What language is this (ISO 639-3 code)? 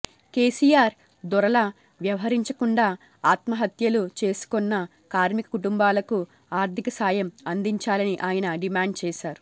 tel